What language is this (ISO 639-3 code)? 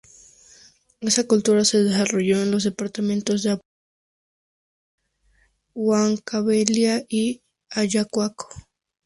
spa